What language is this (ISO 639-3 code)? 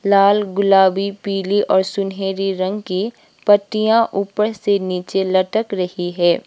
hin